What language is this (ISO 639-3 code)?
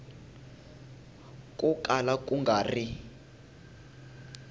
tso